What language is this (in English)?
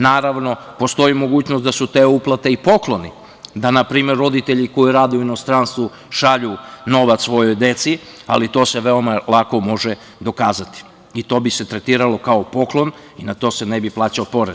Serbian